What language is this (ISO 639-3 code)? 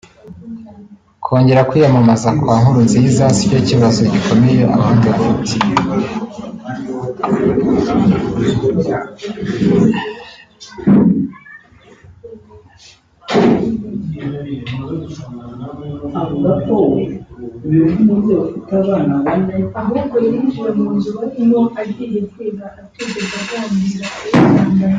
kin